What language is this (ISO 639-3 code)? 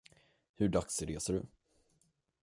swe